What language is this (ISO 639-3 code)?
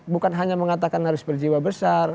ind